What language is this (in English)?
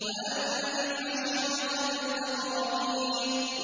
Arabic